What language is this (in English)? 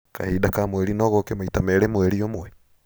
Kikuyu